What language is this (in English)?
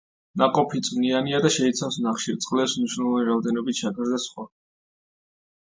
Georgian